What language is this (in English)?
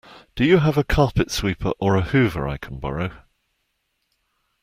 English